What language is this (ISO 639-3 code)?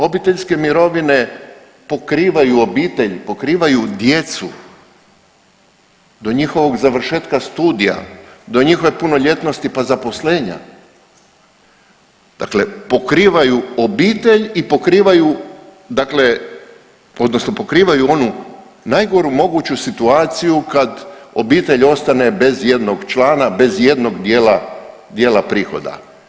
hrv